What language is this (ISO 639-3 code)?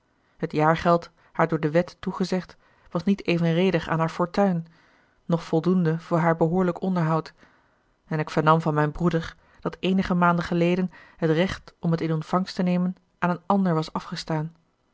nld